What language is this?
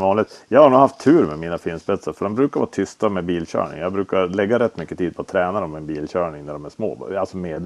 Swedish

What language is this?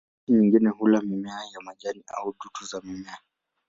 Swahili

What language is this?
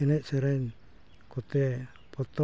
Santali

